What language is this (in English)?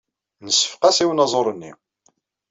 Kabyle